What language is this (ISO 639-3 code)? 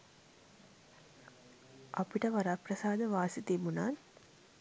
sin